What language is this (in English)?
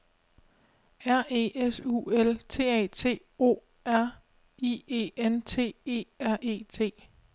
Danish